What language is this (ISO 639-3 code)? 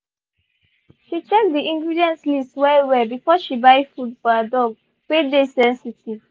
pcm